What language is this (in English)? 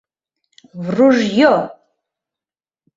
Mari